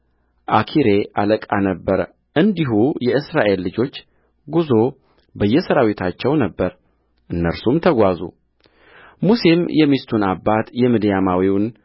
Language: Amharic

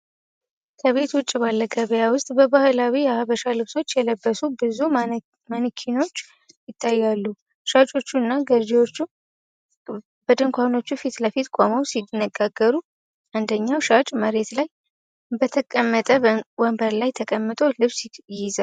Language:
Amharic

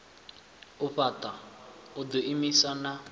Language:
Venda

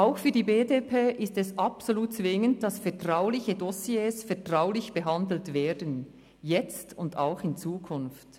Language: Swiss German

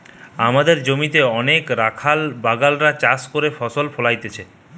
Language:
Bangla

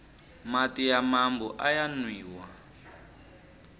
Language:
Tsonga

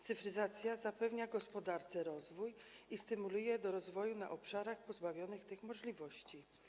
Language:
Polish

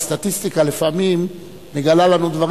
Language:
Hebrew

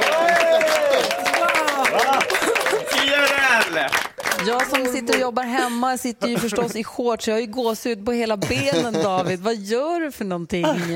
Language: Swedish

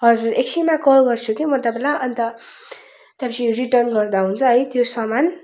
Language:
Nepali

